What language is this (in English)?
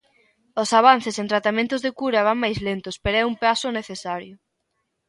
Galician